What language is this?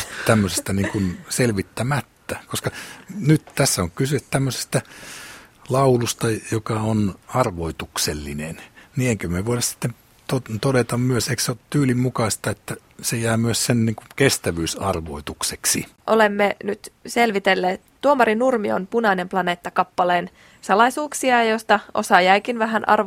Finnish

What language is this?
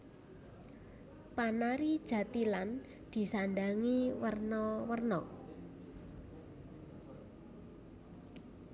Javanese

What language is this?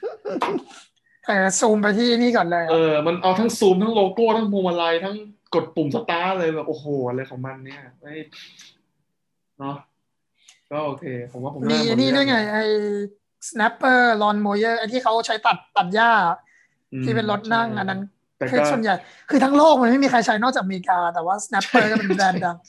Thai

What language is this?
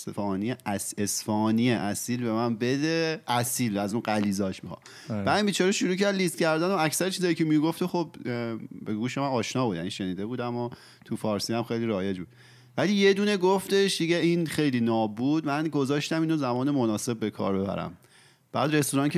Persian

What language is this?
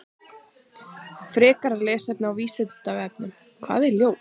Icelandic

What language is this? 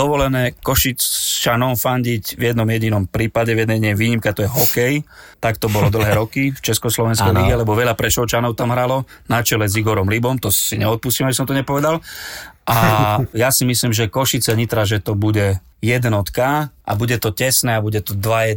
Slovak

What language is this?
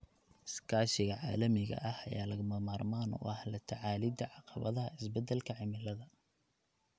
Somali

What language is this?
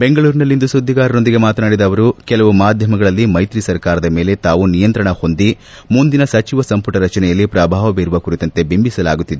Kannada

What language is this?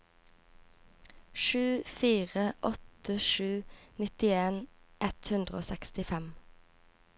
Norwegian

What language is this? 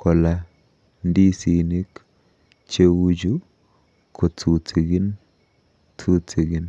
Kalenjin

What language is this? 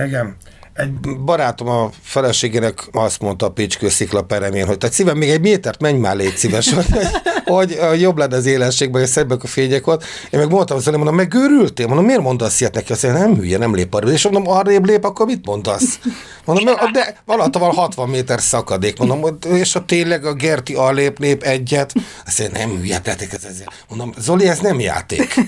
Hungarian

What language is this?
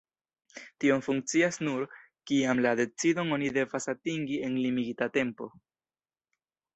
Esperanto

